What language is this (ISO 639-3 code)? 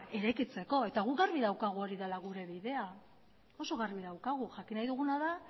eus